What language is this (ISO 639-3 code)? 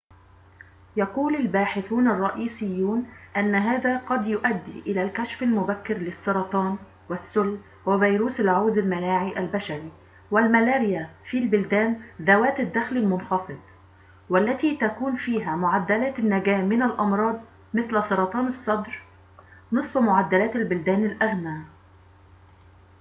ara